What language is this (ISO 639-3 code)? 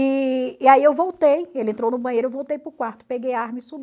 por